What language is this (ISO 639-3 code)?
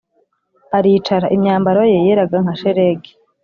kin